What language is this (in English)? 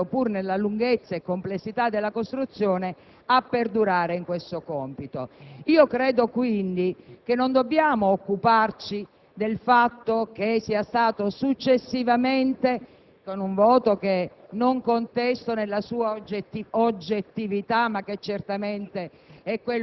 Italian